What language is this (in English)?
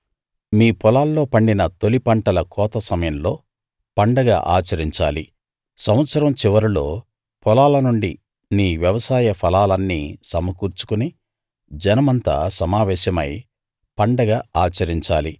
Telugu